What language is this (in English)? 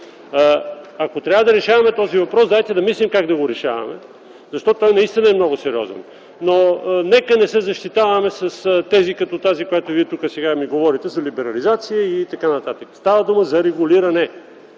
Bulgarian